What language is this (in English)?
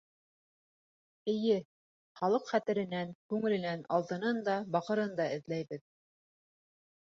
Bashkir